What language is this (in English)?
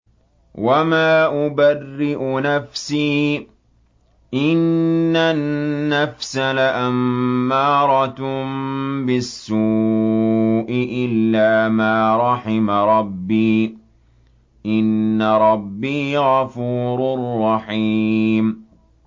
Arabic